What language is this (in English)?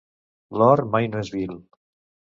Catalan